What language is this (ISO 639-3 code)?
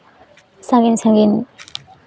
sat